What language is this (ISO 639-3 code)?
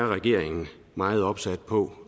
dan